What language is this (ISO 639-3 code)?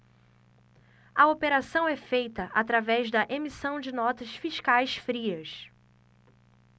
por